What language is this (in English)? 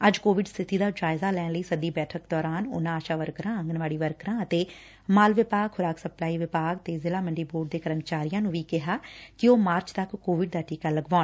Punjabi